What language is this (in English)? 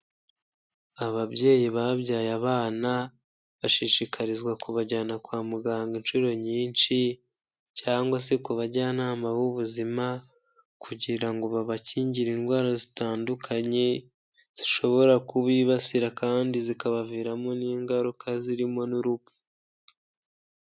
Kinyarwanda